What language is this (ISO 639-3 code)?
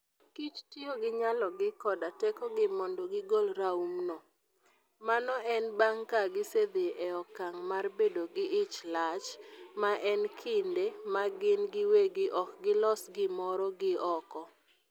luo